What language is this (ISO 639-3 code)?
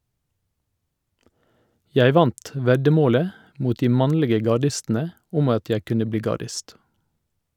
nor